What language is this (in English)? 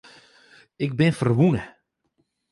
Western Frisian